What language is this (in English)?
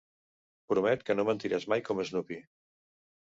Catalan